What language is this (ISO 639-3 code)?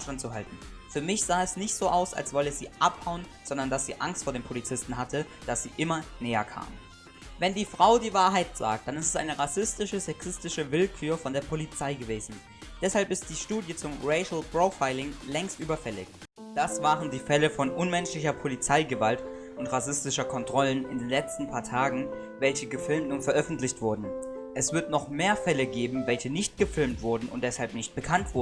deu